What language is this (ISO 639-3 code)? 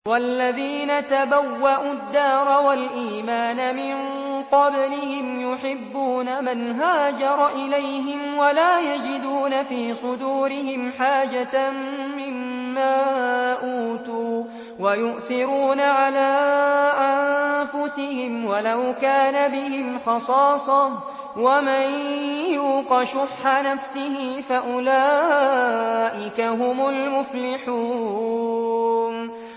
ara